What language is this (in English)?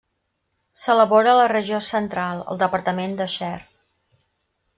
Catalan